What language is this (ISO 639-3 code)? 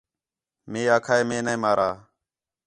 xhe